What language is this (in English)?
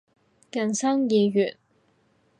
Cantonese